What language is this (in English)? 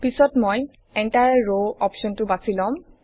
Assamese